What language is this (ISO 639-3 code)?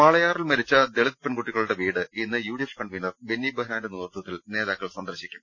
mal